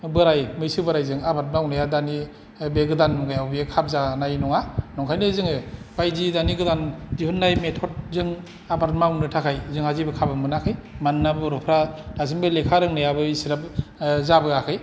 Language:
Bodo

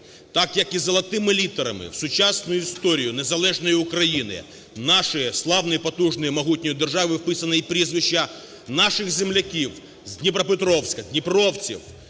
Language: Ukrainian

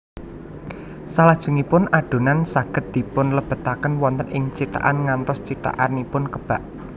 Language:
Javanese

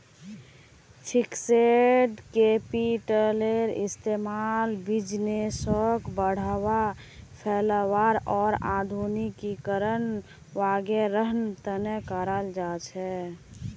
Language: Magahi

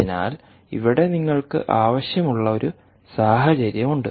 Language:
Malayalam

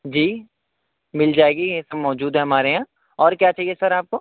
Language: Urdu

